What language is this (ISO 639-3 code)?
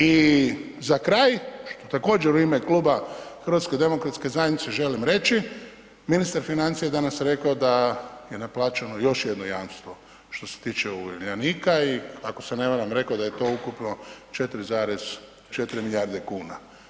hrv